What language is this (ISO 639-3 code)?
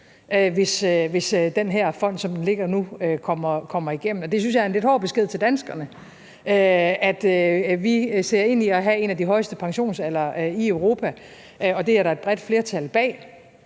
dan